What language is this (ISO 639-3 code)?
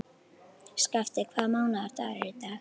isl